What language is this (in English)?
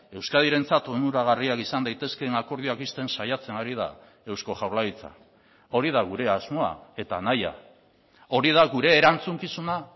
Basque